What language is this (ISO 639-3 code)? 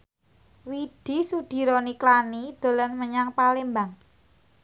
jav